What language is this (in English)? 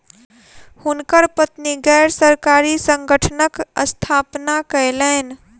Maithili